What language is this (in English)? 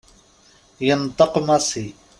Kabyle